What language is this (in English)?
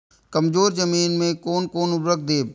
Maithili